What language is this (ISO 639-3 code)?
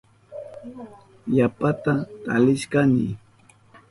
qup